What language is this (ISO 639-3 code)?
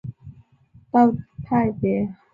zho